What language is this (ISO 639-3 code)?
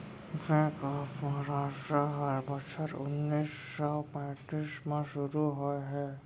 hne